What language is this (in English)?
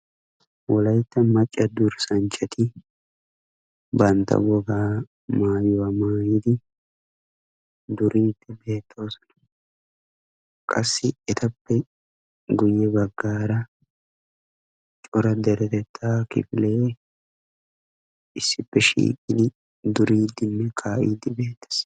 Wolaytta